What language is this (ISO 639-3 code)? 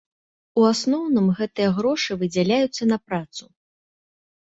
bel